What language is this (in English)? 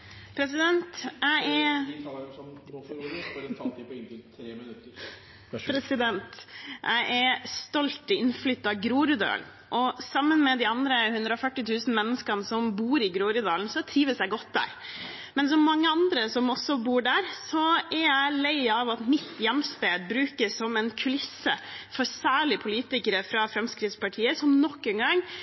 Norwegian Bokmål